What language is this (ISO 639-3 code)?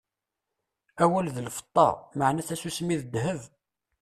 kab